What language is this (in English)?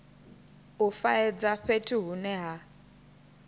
Venda